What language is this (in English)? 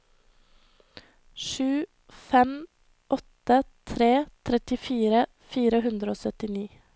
Norwegian